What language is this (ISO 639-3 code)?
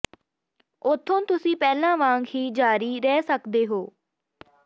pan